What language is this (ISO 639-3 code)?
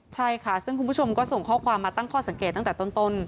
tha